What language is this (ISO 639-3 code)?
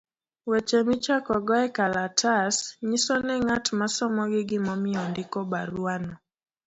luo